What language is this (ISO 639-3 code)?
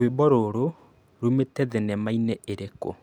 kik